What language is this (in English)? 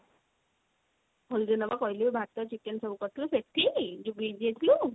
Odia